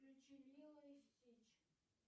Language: Russian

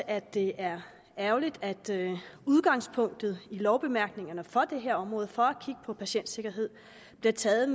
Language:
Danish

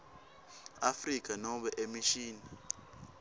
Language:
Swati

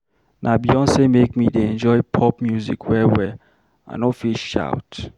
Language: Nigerian Pidgin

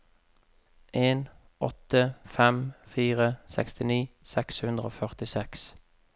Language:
Norwegian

